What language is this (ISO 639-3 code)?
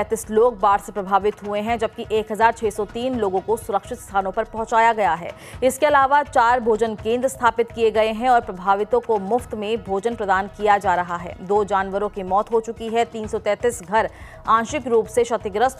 hin